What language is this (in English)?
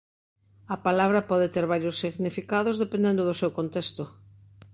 Galician